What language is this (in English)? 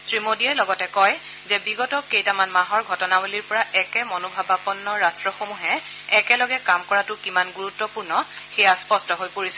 Assamese